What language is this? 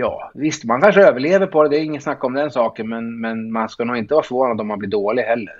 Swedish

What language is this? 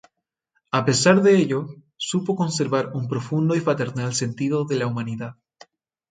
Spanish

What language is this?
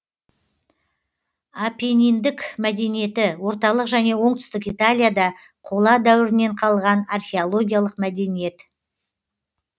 Kazakh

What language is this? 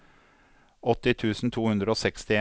Norwegian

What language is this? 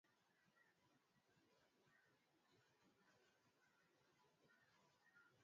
Swahili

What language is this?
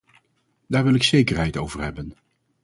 Dutch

